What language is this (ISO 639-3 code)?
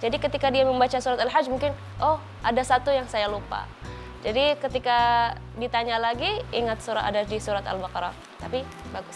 ind